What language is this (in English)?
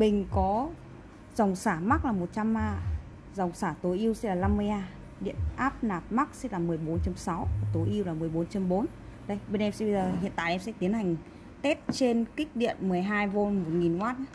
Vietnamese